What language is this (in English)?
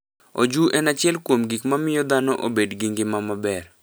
Luo (Kenya and Tanzania)